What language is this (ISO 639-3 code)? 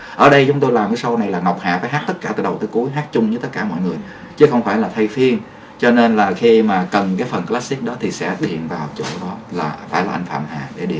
vie